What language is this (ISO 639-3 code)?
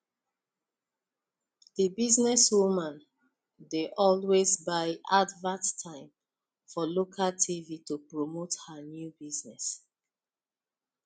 pcm